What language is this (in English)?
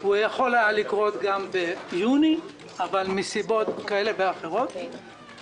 Hebrew